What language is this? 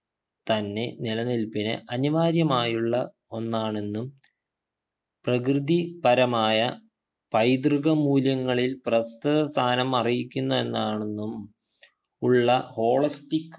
Malayalam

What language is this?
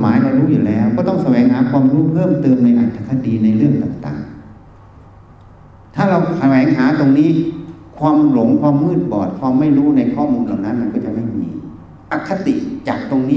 Thai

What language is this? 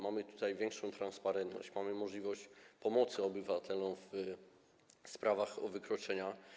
Polish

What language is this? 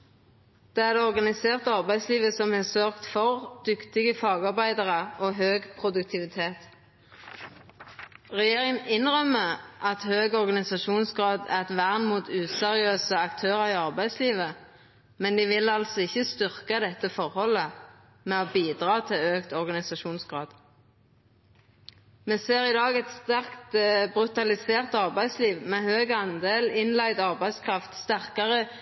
Norwegian Nynorsk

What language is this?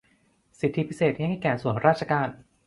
Thai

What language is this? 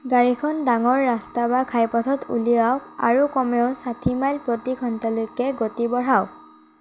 Assamese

